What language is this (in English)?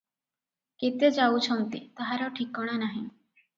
Odia